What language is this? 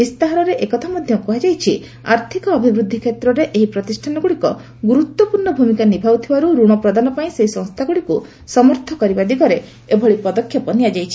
Odia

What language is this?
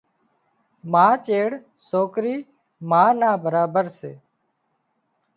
Wadiyara Koli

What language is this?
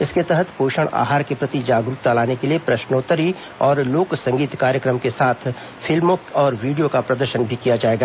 Hindi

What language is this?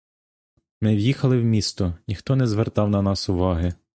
Ukrainian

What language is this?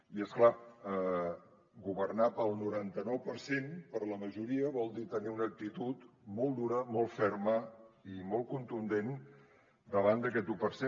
Catalan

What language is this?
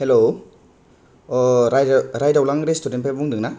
Bodo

